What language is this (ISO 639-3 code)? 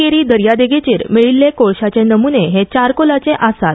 kok